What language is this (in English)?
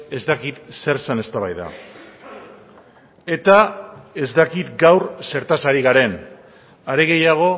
Basque